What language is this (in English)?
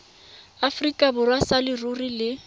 Tswana